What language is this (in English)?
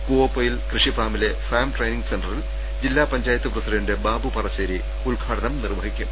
Malayalam